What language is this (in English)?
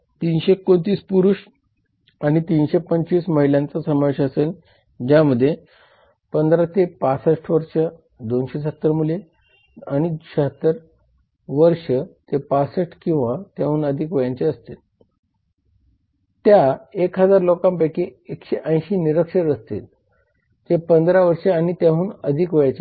Marathi